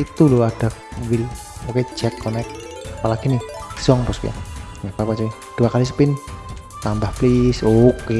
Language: Indonesian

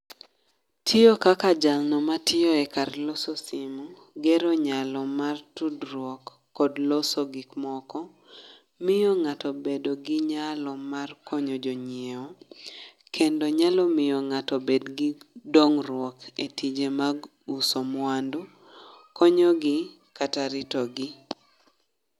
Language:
Luo (Kenya and Tanzania)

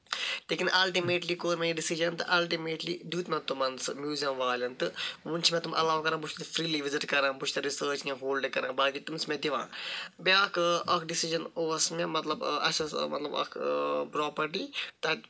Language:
Kashmiri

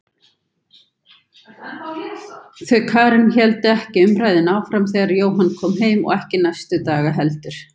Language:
Icelandic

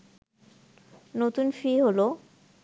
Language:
Bangla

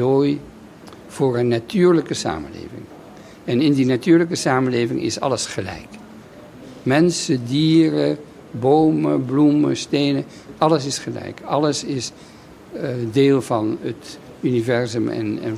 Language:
Dutch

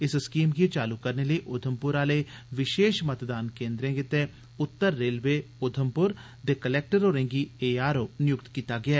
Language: Dogri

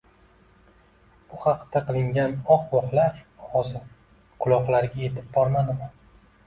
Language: Uzbek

